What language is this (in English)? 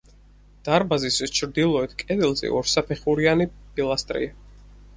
Georgian